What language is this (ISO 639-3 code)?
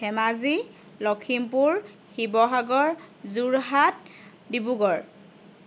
asm